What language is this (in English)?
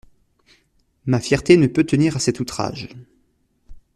French